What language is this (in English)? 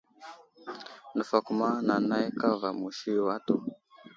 Wuzlam